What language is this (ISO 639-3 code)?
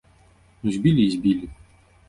bel